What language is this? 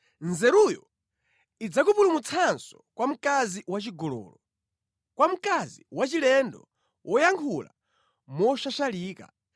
Nyanja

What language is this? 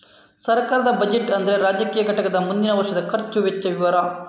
Kannada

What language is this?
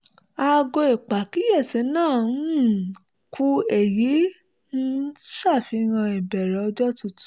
Yoruba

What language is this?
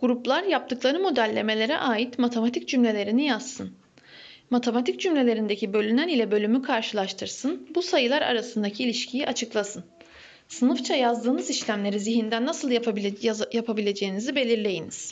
Turkish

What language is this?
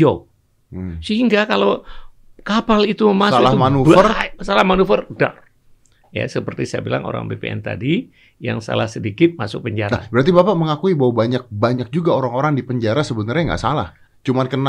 Indonesian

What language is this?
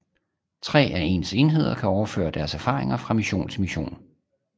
Danish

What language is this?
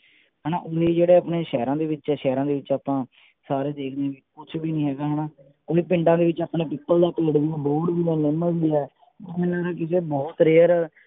Punjabi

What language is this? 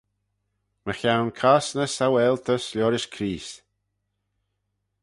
Manx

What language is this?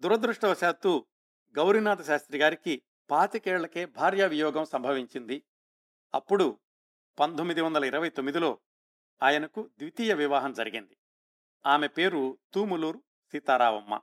Telugu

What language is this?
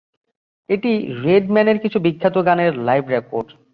Bangla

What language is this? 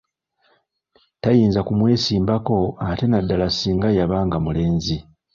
Ganda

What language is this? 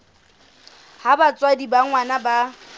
Southern Sotho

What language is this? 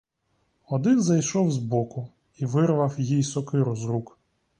Ukrainian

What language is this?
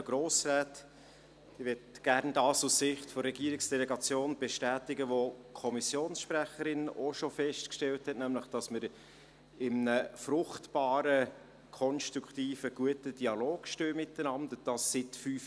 Swiss German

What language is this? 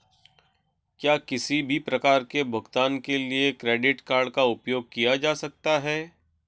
Hindi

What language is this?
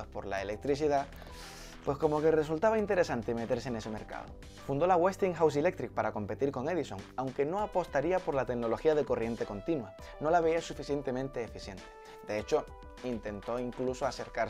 Spanish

